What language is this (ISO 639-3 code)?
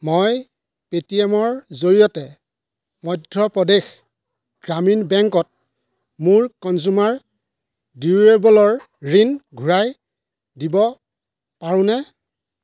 asm